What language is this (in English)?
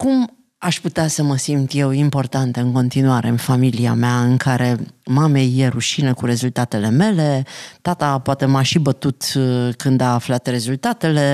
Romanian